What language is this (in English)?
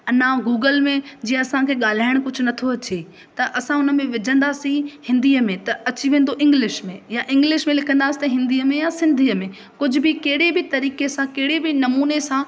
Sindhi